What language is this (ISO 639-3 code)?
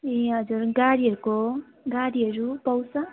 nep